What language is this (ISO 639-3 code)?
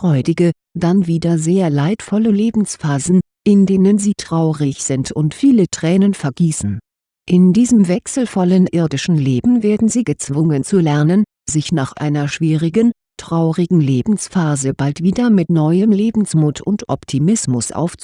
deu